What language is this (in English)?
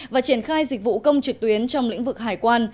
Vietnamese